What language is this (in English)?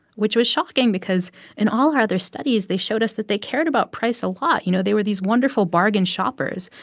English